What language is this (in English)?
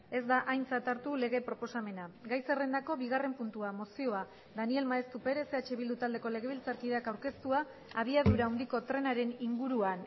Basque